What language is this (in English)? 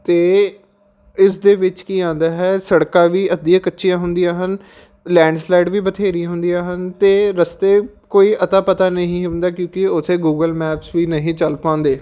Punjabi